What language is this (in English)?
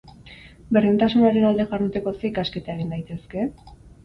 Basque